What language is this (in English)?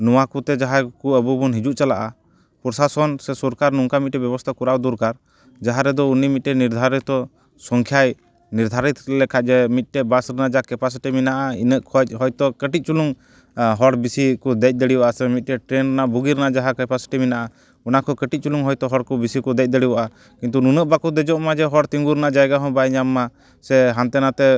Santali